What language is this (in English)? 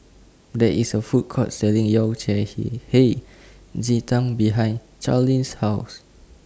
English